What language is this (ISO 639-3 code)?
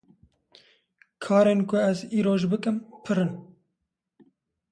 kur